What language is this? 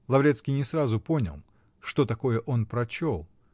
Russian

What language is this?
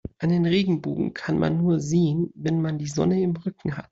German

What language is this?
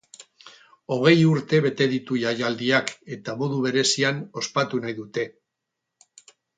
Basque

